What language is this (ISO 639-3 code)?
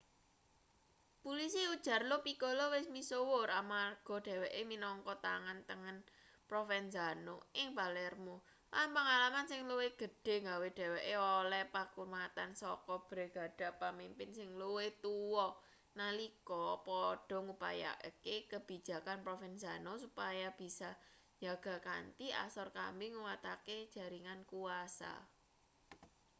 jav